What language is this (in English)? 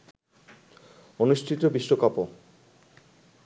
Bangla